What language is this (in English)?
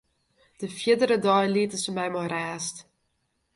Western Frisian